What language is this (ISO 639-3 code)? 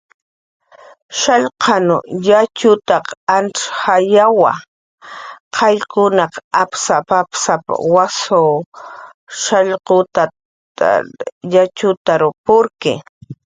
jqr